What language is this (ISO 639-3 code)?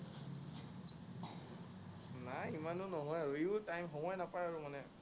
asm